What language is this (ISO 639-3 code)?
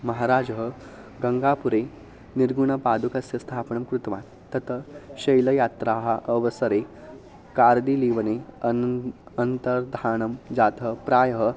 san